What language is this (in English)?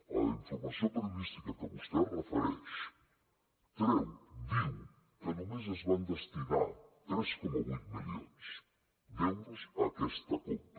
Catalan